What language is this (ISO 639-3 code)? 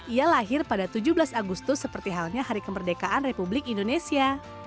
ind